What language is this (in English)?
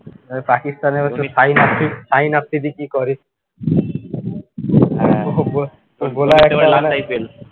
Bangla